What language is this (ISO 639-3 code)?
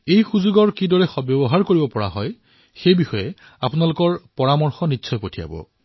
asm